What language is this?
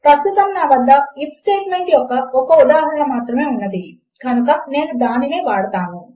Telugu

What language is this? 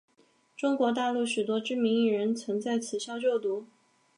Chinese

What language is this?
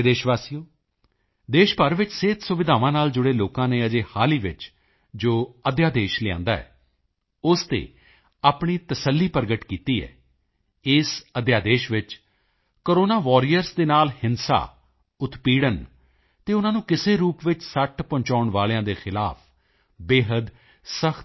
Punjabi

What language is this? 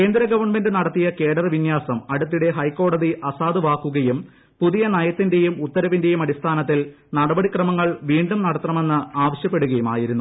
Malayalam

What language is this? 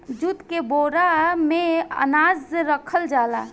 Bhojpuri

